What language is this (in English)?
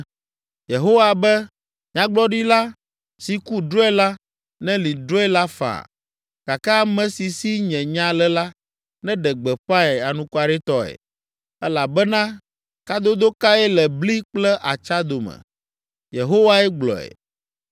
Ewe